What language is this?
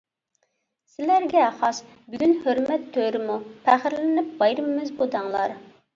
Uyghur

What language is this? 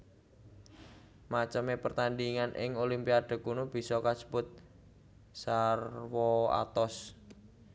Javanese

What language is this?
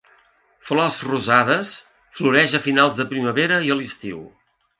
Catalan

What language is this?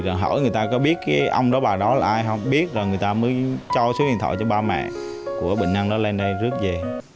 Vietnamese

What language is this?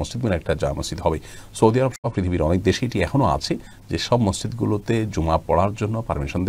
Arabic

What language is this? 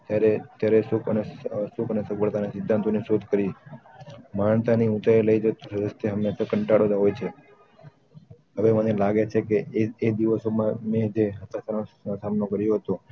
Gujarati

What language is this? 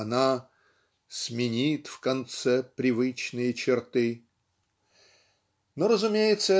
Russian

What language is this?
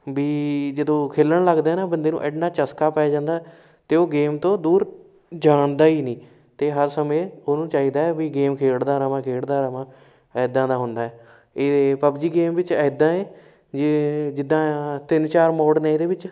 Punjabi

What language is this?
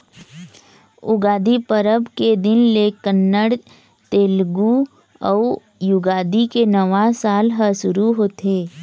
Chhattisgarhi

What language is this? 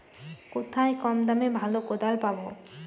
Bangla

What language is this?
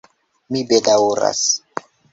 Esperanto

